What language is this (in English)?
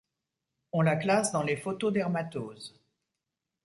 French